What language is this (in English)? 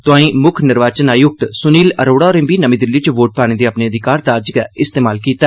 Dogri